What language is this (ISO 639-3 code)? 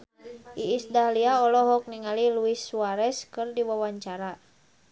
sun